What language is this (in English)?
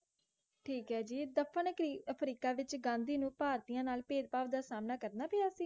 Punjabi